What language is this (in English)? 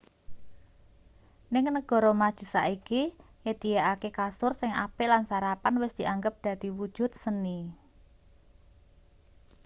Javanese